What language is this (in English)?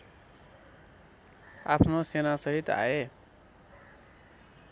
Nepali